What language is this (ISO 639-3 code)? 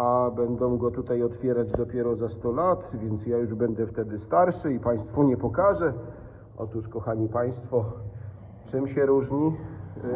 pol